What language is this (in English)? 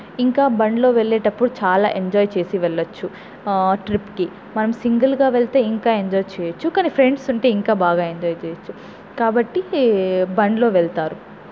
Telugu